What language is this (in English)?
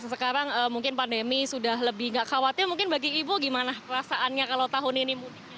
Indonesian